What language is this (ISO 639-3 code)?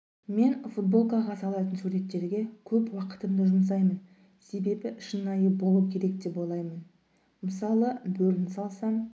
kaz